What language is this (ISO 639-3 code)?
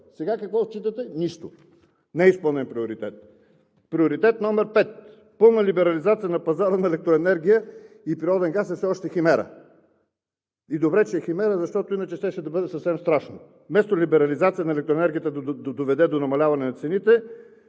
bul